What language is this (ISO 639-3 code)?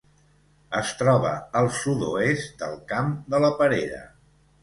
cat